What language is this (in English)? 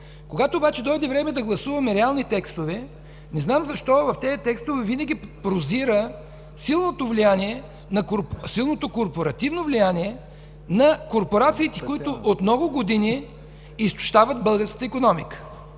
Bulgarian